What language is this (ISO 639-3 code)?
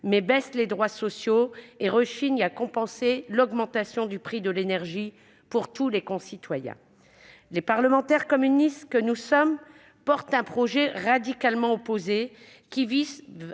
fra